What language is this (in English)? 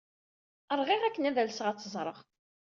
Kabyle